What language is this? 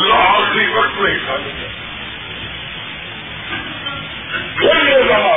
Urdu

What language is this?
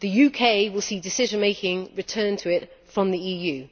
English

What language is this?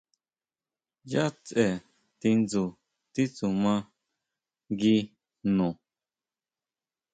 Huautla Mazatec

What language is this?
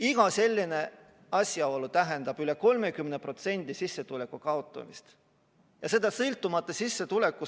Estonian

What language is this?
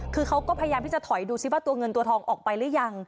Thai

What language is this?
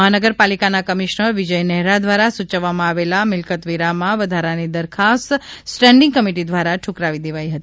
Gujarati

